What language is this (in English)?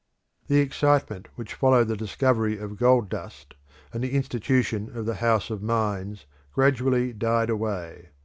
English